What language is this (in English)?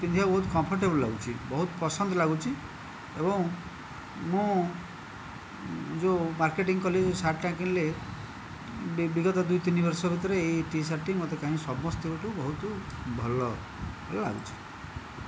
Odia